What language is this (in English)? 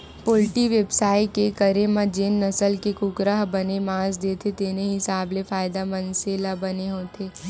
Chhattisgarhi